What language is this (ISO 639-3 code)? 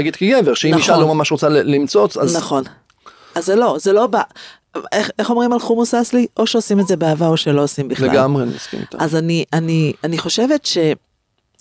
heb